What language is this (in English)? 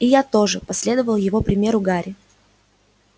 Russian